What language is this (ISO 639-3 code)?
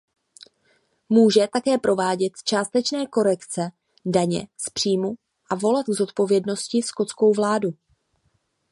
ces